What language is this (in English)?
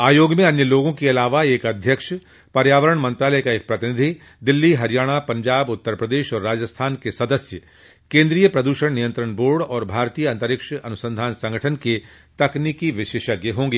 Hindi